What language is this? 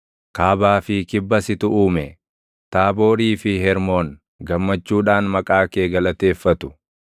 Oromo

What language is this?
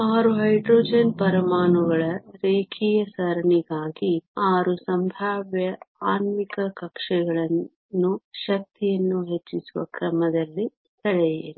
Kannada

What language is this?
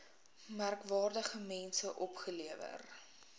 Afrikaans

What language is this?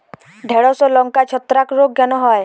Bangla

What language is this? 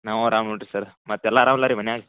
Kannada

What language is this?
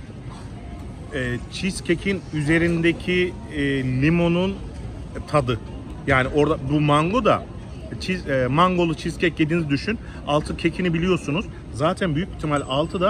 Turkish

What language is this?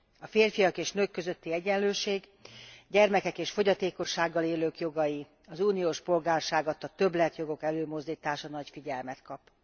Hungarian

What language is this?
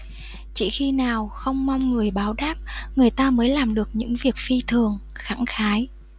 Vietnamese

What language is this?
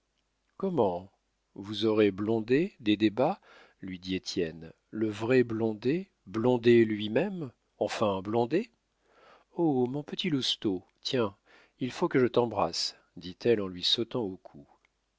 French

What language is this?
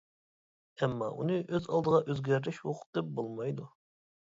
Uyghur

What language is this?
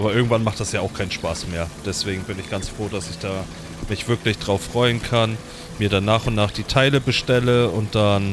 German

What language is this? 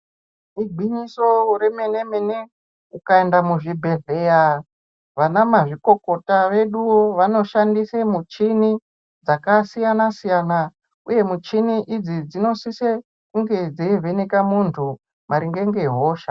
Ndau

